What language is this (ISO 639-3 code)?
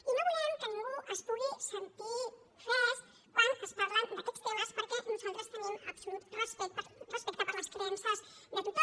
cat